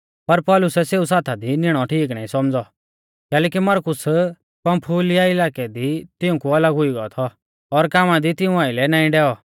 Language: Mahasu Pahari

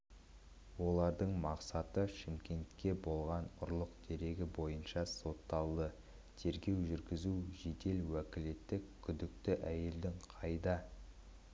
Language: Kazakh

